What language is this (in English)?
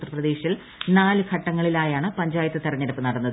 Malayalam